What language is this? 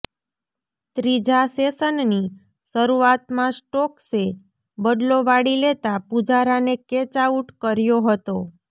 Gujarati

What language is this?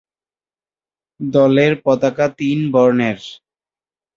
Bangla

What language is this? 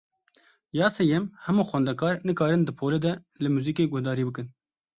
Kurdish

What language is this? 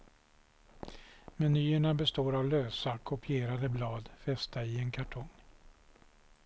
Swedish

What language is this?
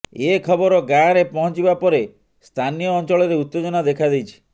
Odia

